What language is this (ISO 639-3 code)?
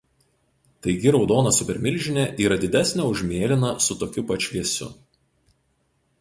lit